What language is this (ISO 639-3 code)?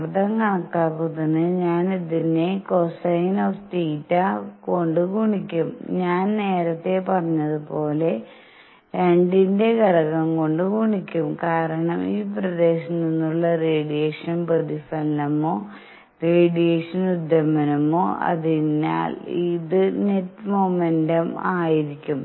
mal